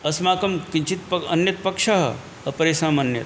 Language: Sanskrit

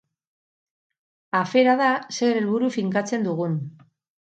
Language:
Basque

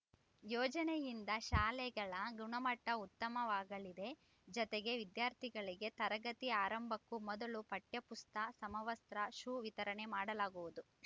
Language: Kannada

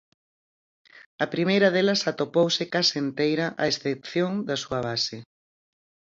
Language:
Galician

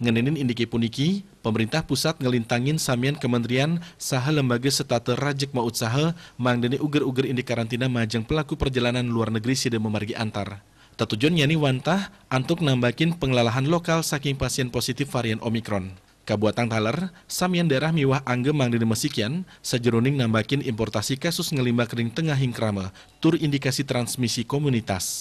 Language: Indonesian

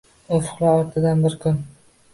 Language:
Uzbek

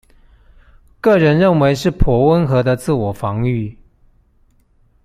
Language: Chinese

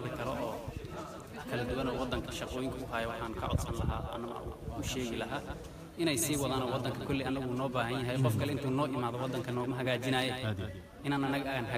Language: Arabic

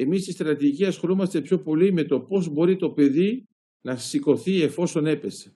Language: Greek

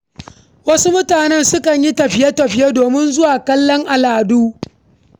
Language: Hausa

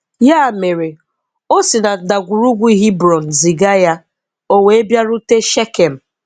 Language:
Igbo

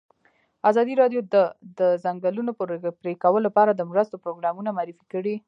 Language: Pashto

